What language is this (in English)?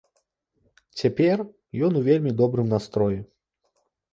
Belarusian